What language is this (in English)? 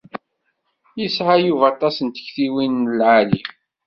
Kabyle